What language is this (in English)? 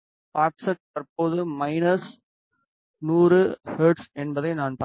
Tamil